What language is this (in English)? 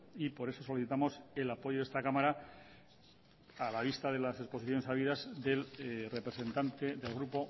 Spanish